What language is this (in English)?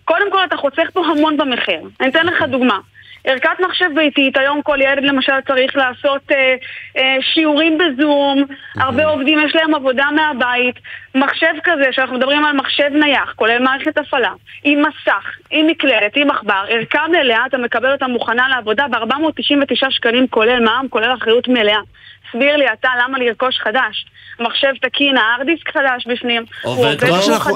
Hebrew